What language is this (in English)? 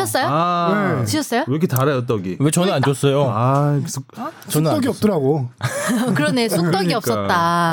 Korean